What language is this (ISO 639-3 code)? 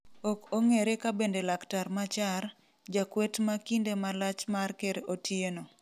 luo